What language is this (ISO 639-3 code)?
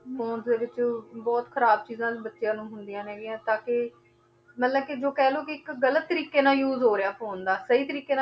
pan